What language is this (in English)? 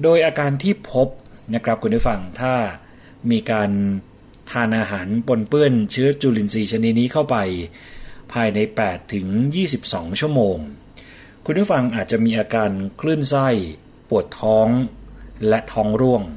Thai